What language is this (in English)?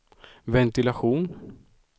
Swedish